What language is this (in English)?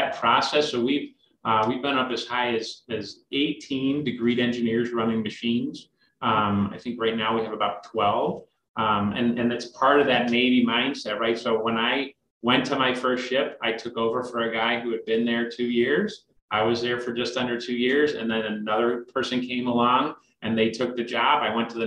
English